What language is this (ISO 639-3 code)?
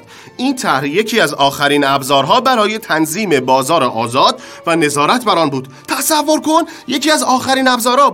fas